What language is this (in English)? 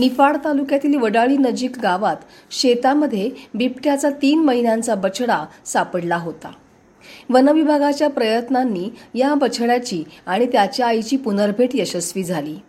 Marathi